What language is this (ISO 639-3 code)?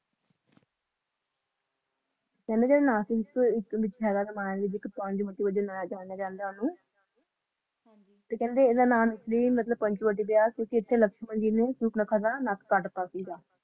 pan